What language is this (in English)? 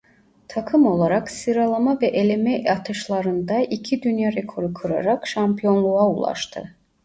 Turkish